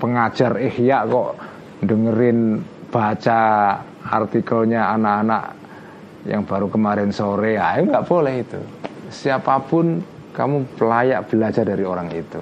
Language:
Indonesian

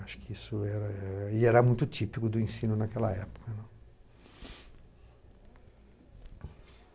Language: Portuguese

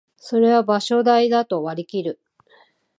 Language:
Japanese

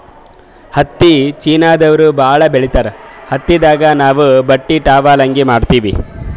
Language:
Kannada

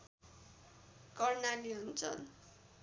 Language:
Nepali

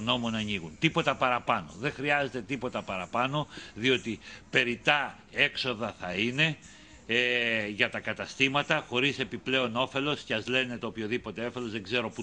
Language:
Greek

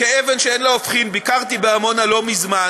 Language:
Hebrew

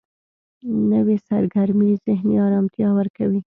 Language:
Pashto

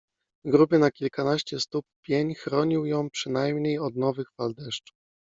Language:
Polish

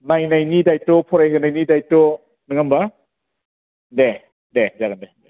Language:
Bodo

